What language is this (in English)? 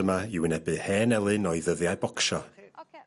Welsh